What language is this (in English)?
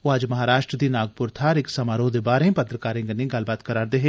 Dogri